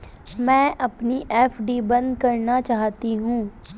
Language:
Hindi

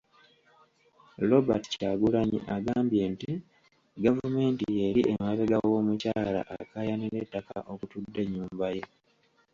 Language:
Ganda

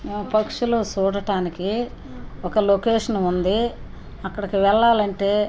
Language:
Telugu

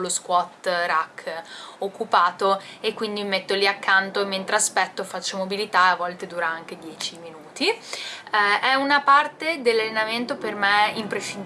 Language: Italian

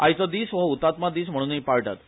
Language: Konkani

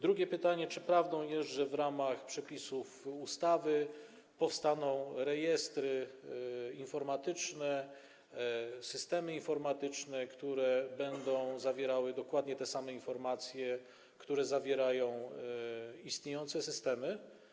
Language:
Polish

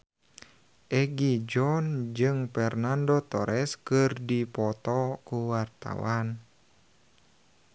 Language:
Sundanese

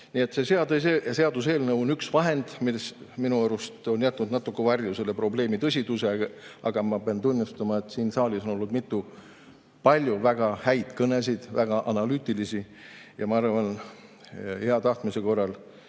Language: Estonian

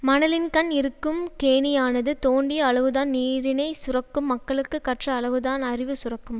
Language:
Tamil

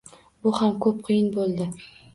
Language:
Uzbek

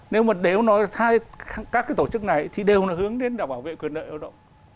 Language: Vietnamese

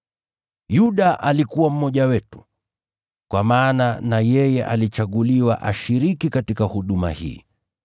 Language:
Swahili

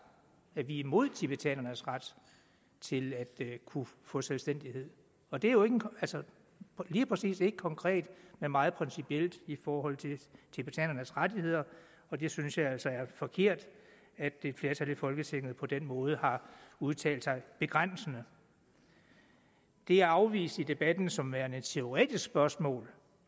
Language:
Danish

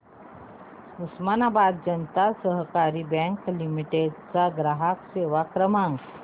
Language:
Marathi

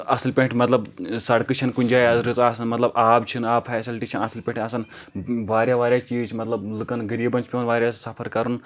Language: Kashmiri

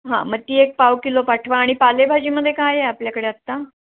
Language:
Marathi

